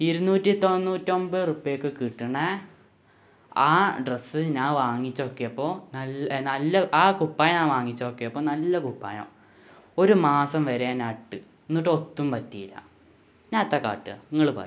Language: Malayalam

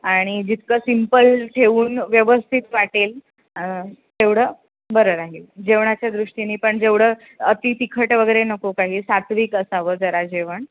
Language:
Marathi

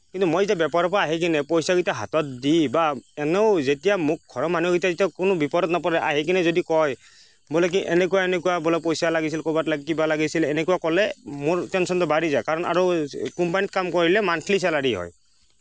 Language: Assamese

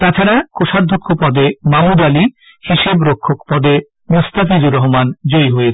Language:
Bangla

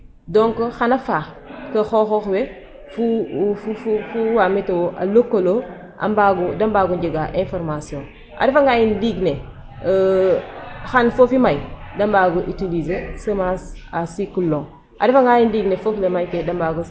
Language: Serer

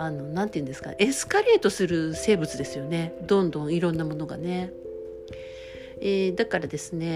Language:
Japanese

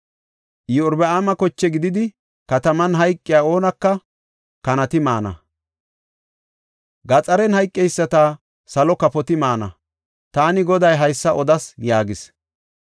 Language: Gofa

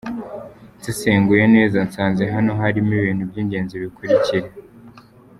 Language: Kinyarwanda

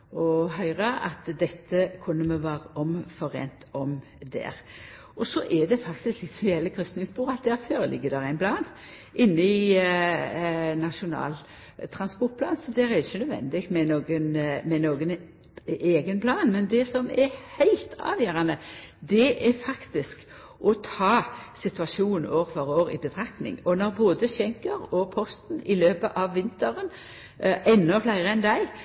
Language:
Norwegian Nynorsk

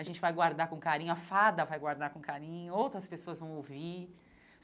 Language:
Portuguese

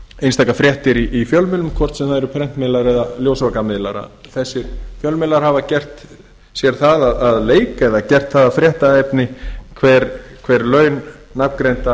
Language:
Icelandic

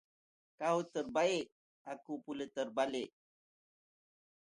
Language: Malay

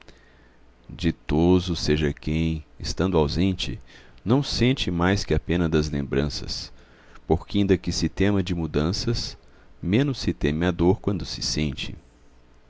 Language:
Portuguese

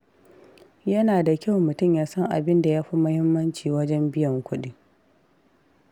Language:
Hausa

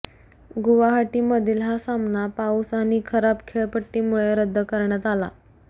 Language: Marathi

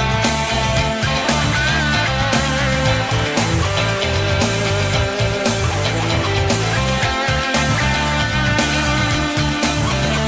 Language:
Bulgarian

